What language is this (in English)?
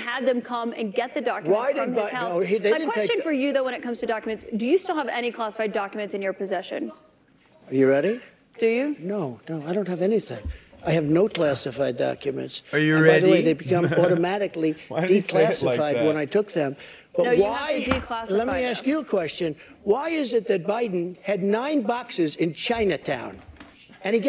English